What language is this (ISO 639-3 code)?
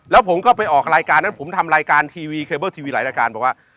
tha